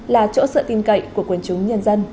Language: Vietnamese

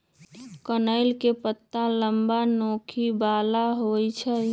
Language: Magahi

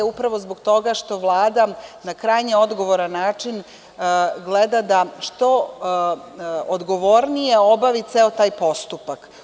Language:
Serbian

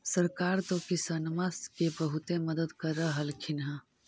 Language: Magahi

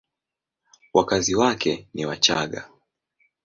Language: Swahili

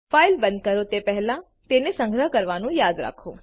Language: Gujarati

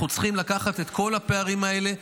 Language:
Hebrew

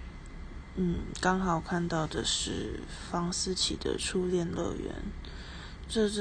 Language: Chinese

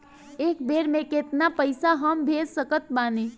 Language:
Bhojpuri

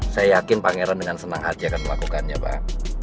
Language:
Indonesian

